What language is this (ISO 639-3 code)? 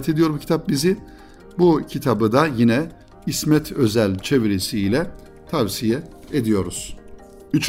tur